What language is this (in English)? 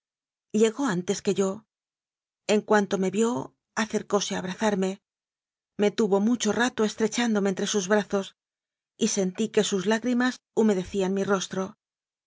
Spanish